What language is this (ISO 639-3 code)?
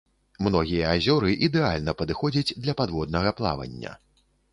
bel